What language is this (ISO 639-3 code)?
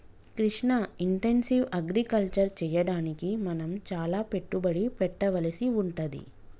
tel